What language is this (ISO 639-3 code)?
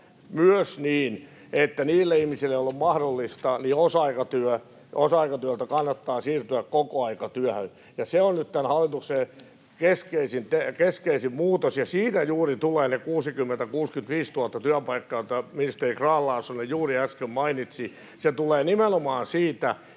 fin